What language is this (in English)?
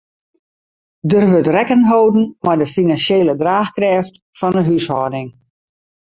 Western Frisian